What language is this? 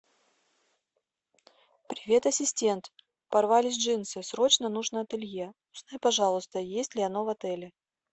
Russian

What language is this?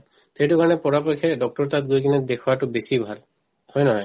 Assamese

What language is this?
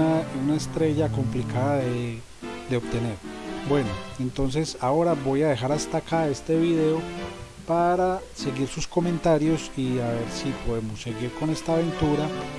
Spanish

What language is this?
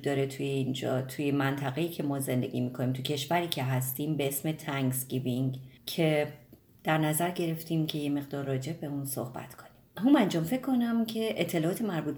Persian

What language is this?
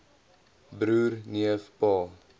Afrikaans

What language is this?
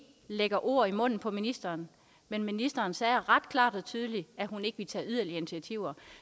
Danish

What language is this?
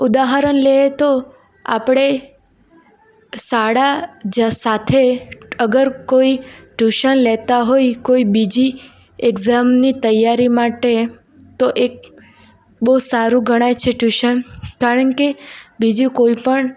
Gujarati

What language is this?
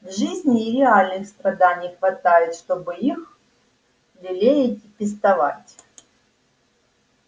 Russian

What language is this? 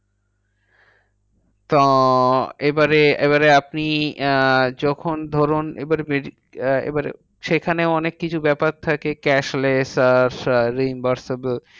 Bangla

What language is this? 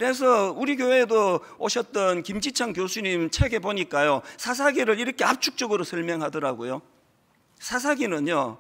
Korean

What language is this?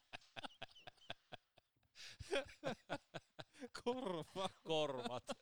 Finnish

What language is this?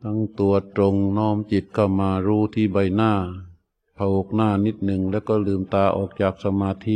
Thai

